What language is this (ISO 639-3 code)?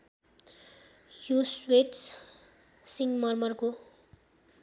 nep